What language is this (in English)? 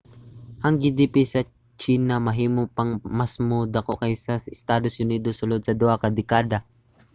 Cebuano